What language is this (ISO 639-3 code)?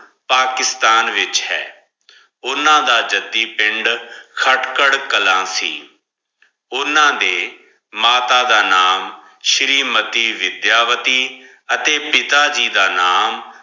pan